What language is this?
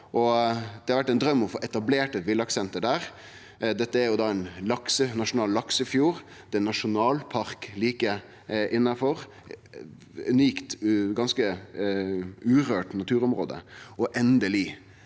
Norwegian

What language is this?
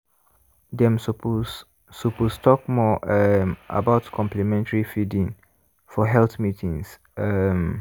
Nigerian Pidgin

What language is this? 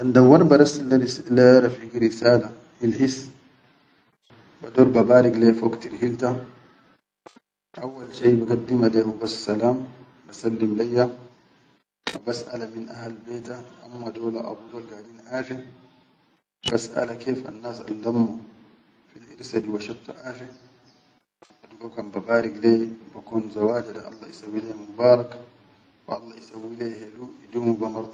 Chadian Arabic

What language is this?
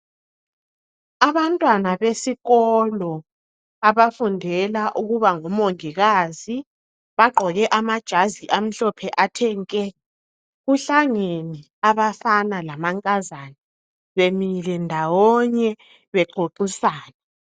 North Ndebele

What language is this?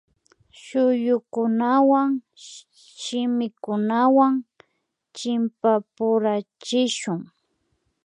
Imbabura Highland Quichua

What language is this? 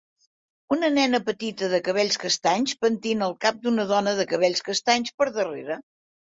Catalan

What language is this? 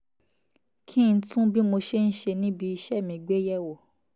Yoruba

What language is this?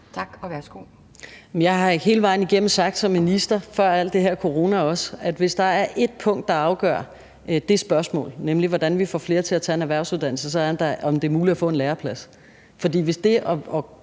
Danish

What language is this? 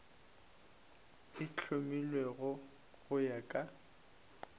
Northern Sotho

